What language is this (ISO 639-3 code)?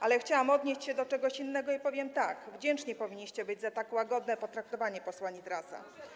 pol